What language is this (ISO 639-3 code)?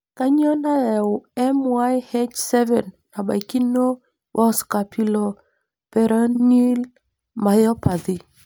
mas